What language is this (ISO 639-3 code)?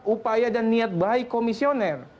ind